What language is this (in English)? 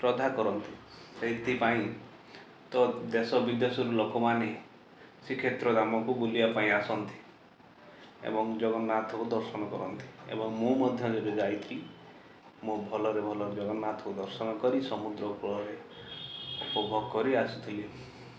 Odia